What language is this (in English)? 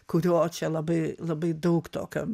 Lithuanian